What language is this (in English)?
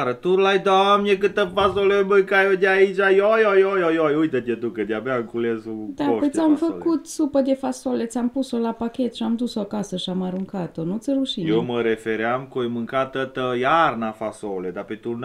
Romanian